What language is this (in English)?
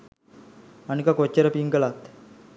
Sinhala